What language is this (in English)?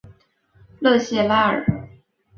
Chinese